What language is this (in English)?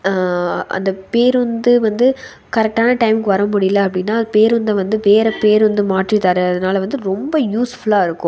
Tamil